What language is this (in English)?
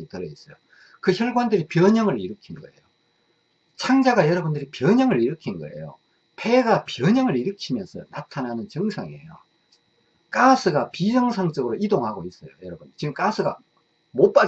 Korean